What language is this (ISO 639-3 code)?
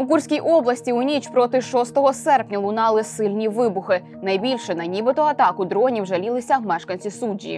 ukr